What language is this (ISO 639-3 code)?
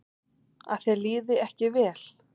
isl